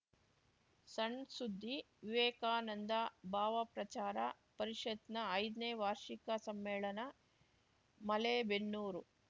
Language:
Kannada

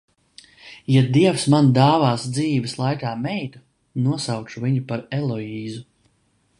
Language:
Latvian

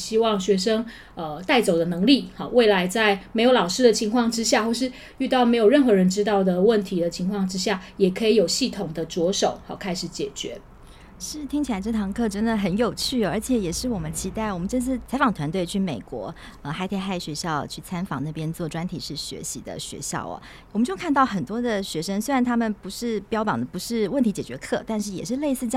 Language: Chinese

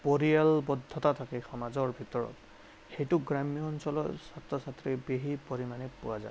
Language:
Assamese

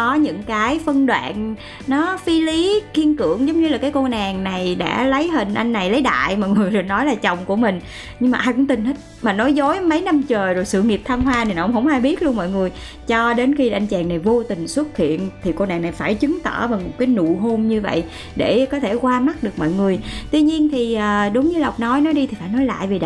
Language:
Vietnamese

